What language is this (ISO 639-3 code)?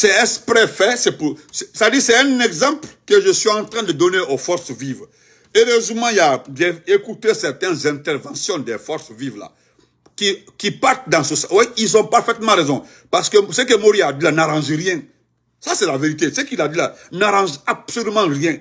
fra